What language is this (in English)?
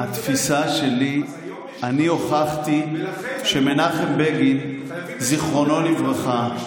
Hebrew